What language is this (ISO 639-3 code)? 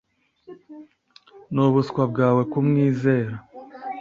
kin